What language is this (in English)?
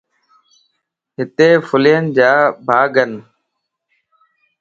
Lasi